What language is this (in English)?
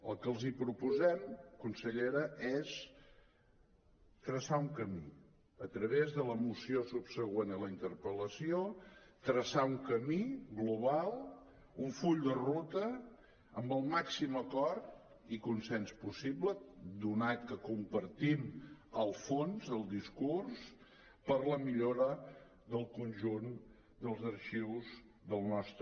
Catalan